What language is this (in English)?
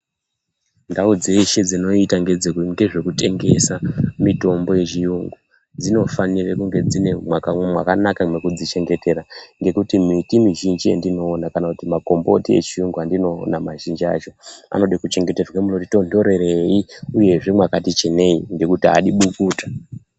Ndau